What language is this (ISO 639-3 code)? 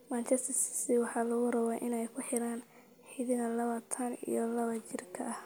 som